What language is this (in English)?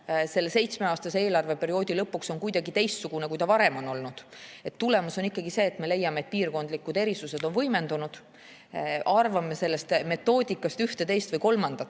Estonian